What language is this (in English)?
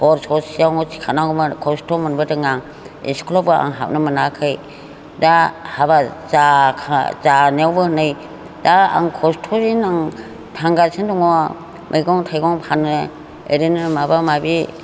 Bodo